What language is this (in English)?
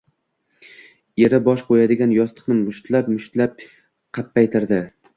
Uzbek